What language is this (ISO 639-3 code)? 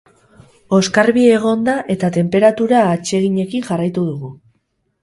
eus